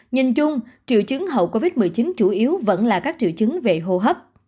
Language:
Vietnamese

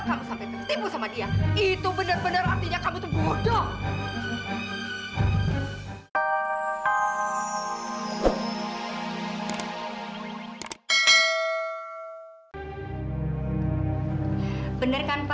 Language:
Indonesian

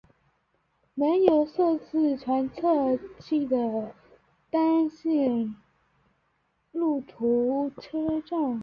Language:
Chinese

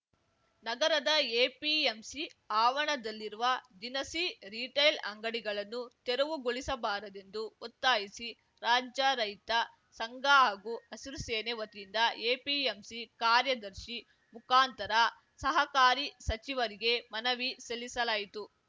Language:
Kannada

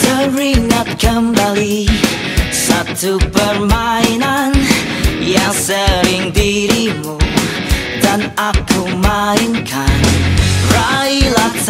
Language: Indonesian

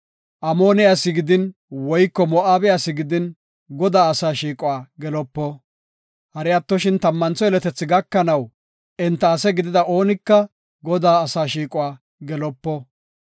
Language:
Gofa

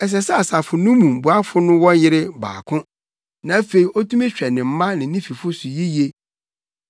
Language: Akan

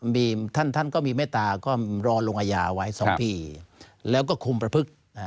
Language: Thai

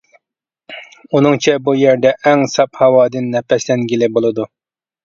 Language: Uyghur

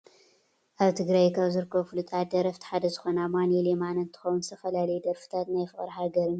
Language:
Tigrinya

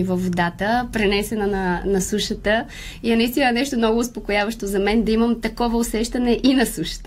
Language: Bulgarian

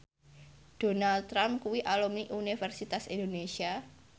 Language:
Javanese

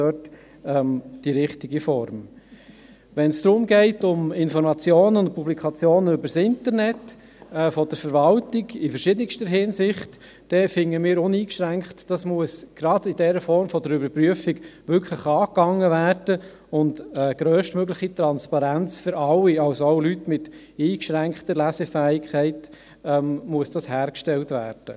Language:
Swiss German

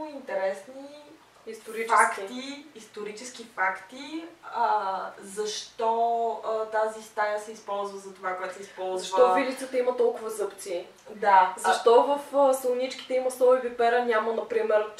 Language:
Bulgarian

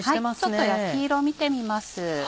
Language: Japanese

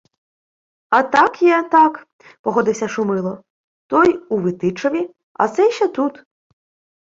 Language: Ukrainian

